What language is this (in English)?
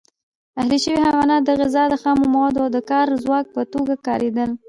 Pashto